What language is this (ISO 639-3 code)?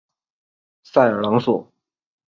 zho